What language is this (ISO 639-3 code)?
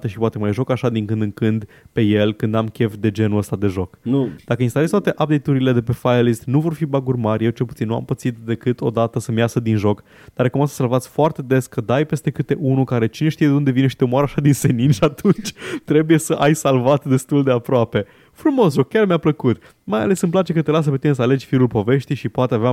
ron